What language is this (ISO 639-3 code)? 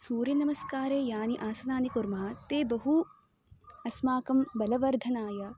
san